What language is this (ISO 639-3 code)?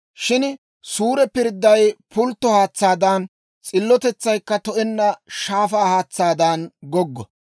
dwr